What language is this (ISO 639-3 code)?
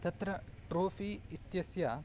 san